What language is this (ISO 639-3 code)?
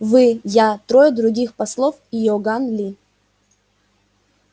rus